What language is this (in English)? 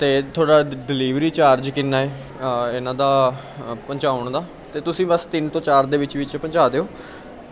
Punjabi